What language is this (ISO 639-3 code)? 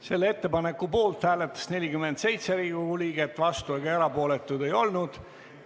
est